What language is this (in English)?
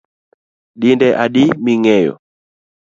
Luo (Kenya and Tanzania)